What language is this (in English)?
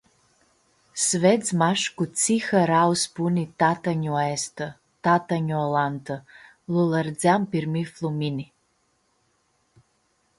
Aromanian